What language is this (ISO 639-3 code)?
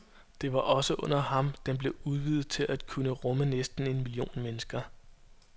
dan